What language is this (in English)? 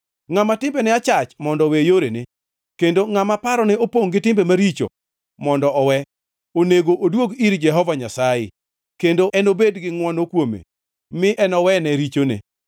Luo (Kenya and Tanzania)